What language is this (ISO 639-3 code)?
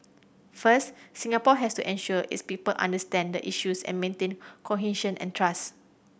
eng